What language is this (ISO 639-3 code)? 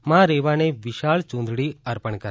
guj